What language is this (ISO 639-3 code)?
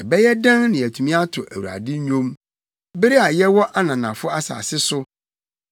aka